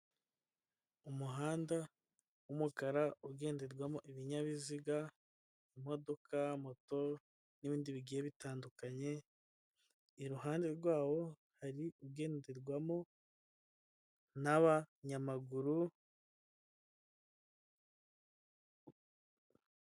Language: Kinyarwanda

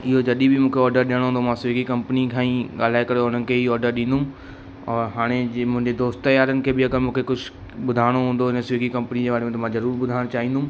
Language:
Sindhi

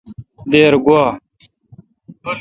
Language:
Kalkoti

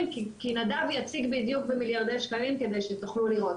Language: Hebrew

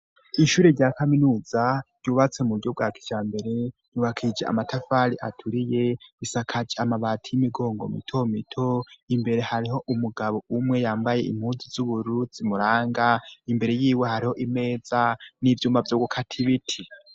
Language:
Rundi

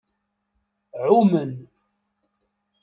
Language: Kabyle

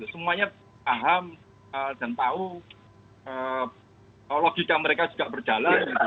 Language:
Indonesian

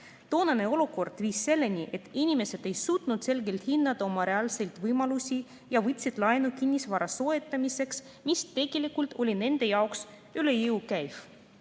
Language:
Estonian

